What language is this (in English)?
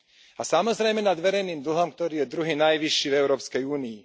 Slovak